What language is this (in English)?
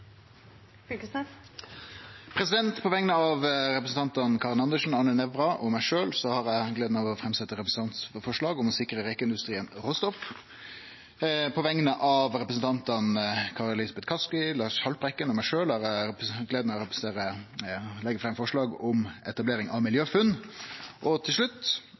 Norwegian Nynorsk